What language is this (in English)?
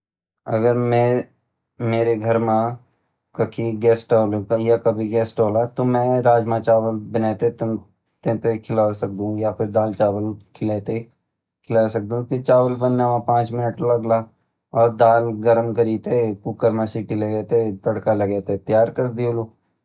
Garhwali